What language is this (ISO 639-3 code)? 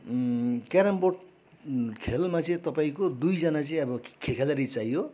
nep